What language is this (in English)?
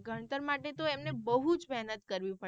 Gujarati